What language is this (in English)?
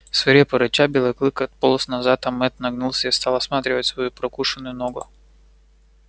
Russian